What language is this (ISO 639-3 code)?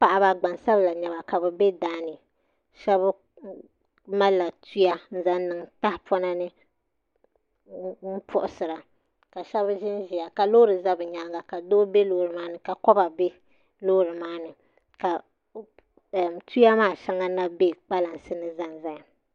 dag